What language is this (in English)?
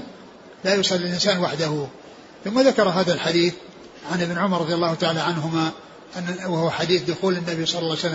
Arabic